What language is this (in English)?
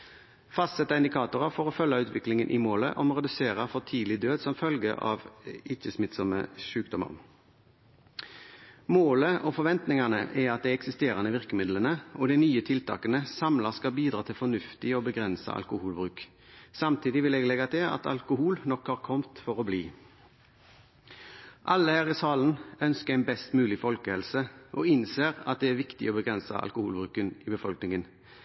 Norwegian Bokmål